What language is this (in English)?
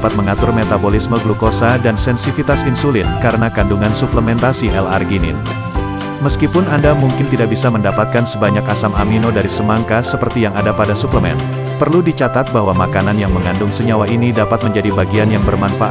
Indonesian